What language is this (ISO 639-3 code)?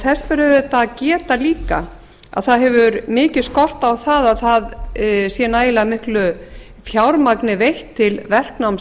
isl